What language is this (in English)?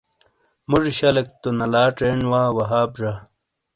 Shina